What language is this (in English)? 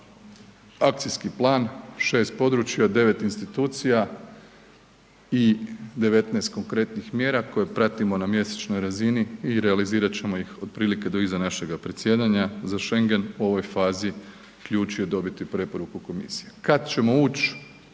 Croatian